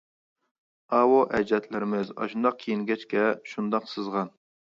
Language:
Uyghur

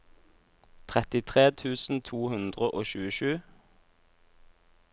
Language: Norwegian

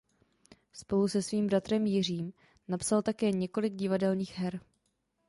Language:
Czech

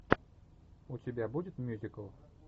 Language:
Russian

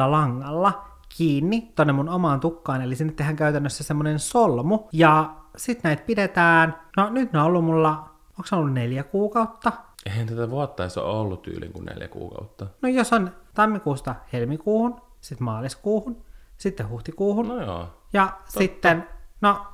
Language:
Finnish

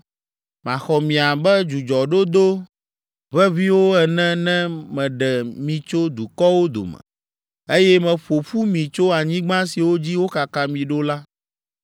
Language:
Ewe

